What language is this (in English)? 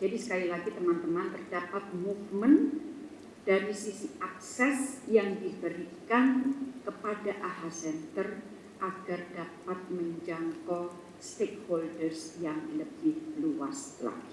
Indonesian